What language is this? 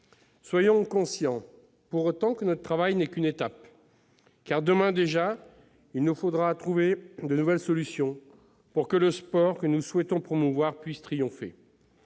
French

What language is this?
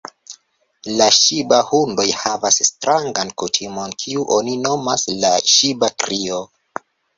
Esperanto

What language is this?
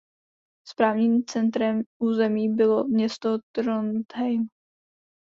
Czech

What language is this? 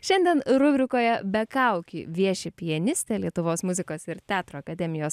Lithuanian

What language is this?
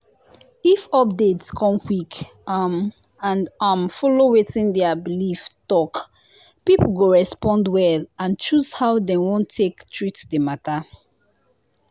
Nigerian Pidgin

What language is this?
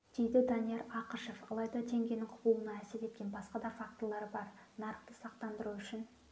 Kazakh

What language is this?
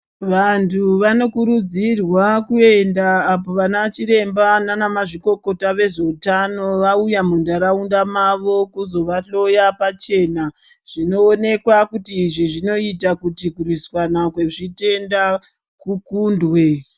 Ndau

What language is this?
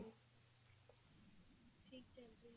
Punjabi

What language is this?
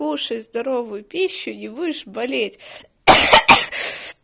Russian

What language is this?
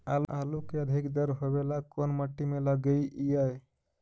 Magahi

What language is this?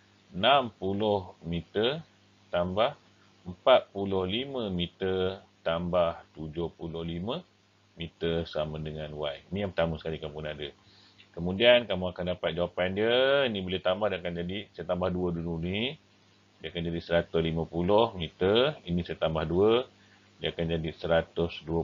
Malay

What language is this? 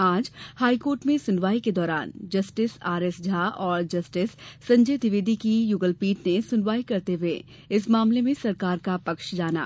Hindi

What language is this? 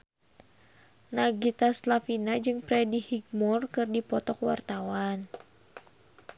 Sundanese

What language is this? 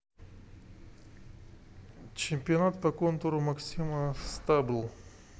Russian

